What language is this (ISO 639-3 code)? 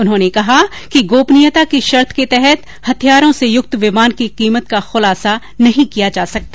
hin